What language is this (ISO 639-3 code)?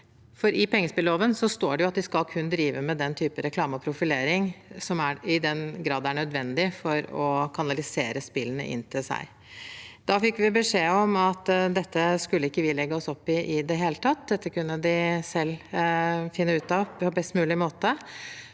nor